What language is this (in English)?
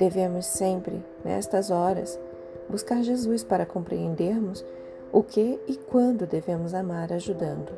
Portuguese